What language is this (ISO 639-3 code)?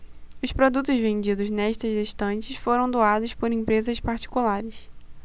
por